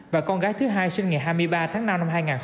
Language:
Vietnamese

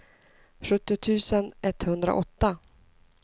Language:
Swedish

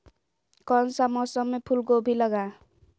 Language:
Magahi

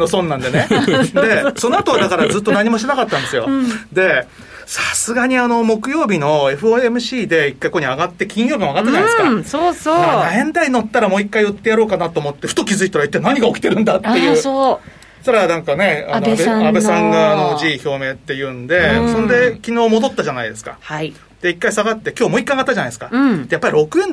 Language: Japanese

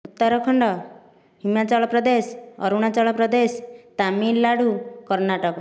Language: Odia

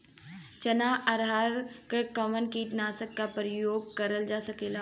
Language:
Bhojpuri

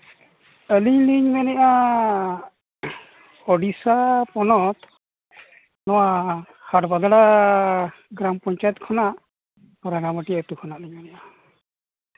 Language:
Santali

